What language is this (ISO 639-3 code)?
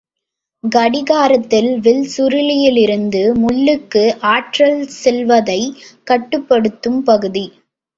tam